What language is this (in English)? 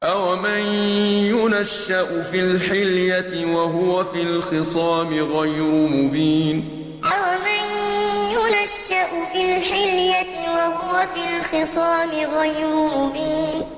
Arabic